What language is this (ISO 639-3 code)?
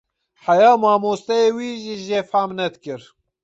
kur